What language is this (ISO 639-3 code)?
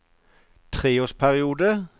nor